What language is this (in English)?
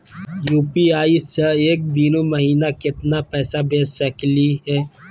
Magahi